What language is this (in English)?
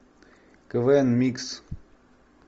Russian